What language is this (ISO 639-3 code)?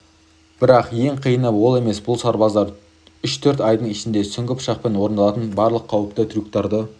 kaz